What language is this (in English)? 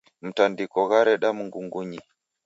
Taita